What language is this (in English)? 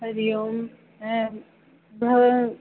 Sanskrit